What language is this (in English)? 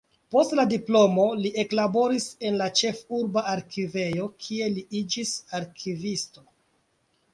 Esperanto